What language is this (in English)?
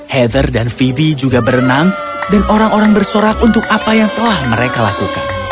Indonesian